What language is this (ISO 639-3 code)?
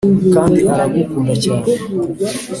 kin